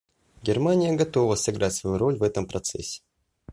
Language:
Russian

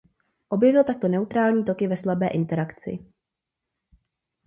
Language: Czech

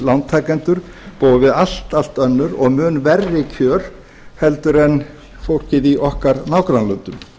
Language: Icelandic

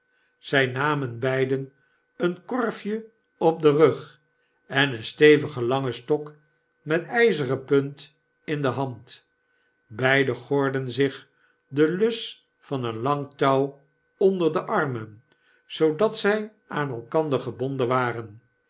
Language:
Dutch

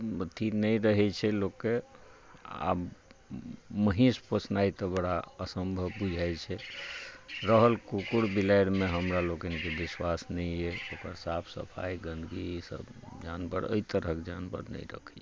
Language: Maithili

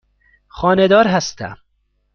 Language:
Persian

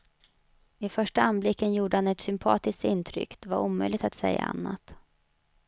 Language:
Swedish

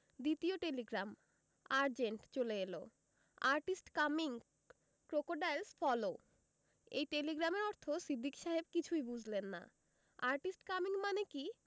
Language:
Bangla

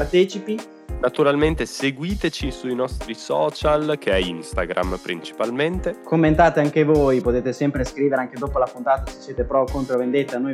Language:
Italian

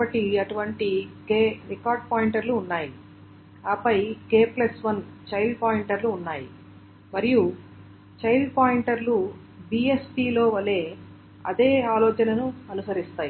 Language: Telugu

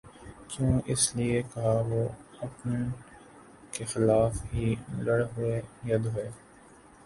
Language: Urdu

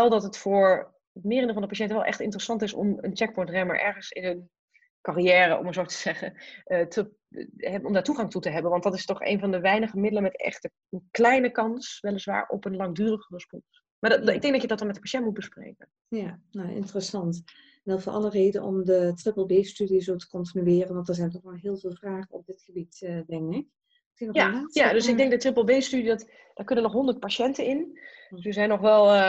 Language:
Dutch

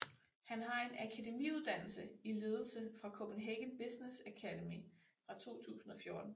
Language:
Danish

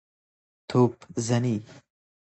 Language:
Persian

